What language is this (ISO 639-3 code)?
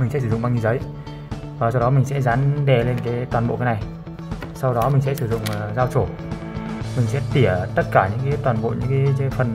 vie